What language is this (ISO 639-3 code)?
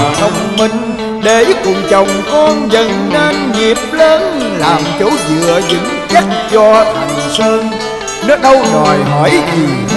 vie